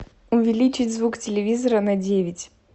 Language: Russian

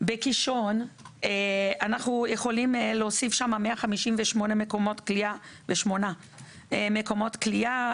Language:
Hebrew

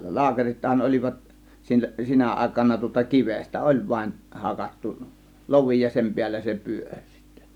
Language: Finnish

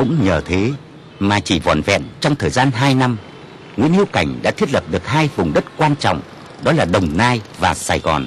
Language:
Vietnamese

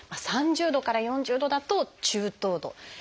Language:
Japanese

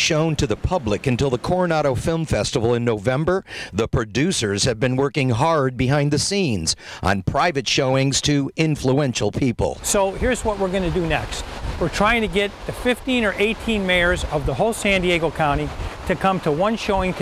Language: English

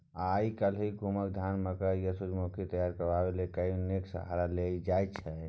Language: Maithili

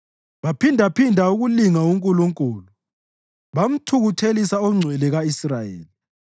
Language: North Ndebele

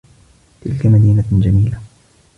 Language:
Arabic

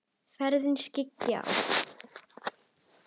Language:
Icelandic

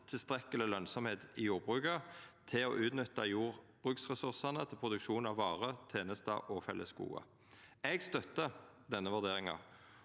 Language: Norwegian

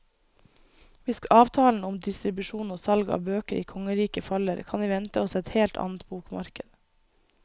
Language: Norwegian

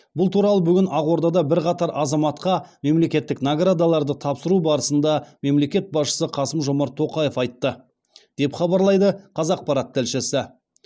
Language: Kazakh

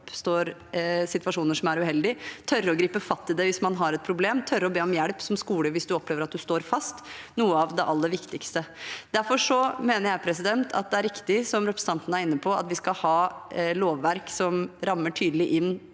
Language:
Norwegian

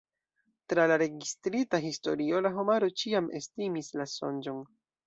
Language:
Esperanto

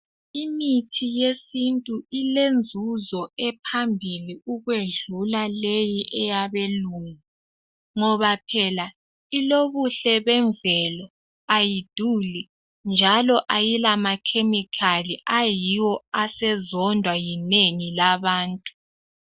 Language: North Ndebele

